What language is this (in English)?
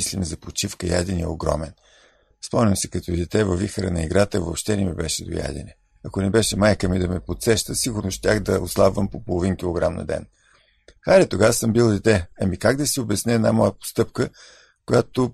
Bulgarian